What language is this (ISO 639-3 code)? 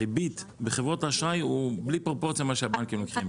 heb